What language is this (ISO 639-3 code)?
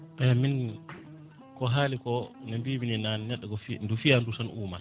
ful